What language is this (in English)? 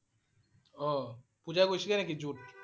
Assamese